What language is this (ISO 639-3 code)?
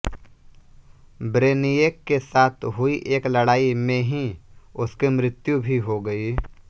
hin